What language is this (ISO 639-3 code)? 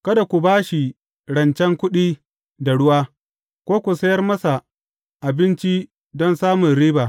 hau